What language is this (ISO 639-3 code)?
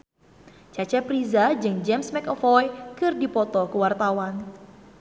sun